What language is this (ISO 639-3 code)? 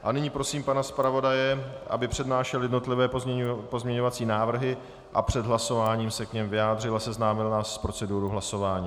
ces